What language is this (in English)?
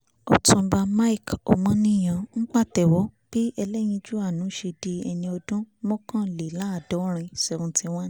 Yoruba